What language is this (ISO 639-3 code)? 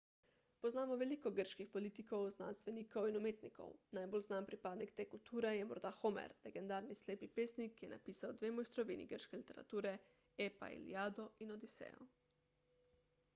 slv